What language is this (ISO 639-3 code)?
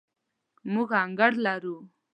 pus